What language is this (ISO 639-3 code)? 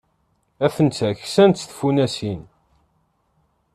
kab